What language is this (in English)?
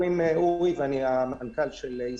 Hebrew